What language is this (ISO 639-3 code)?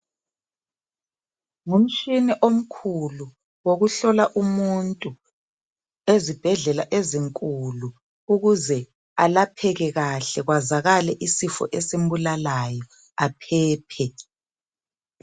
nde